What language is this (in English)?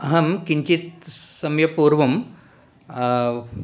Sanskrit